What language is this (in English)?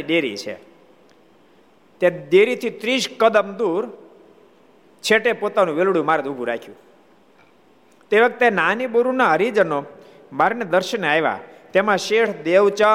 Gujarati